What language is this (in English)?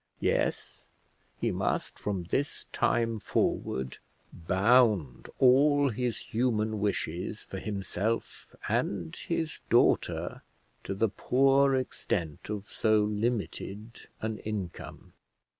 English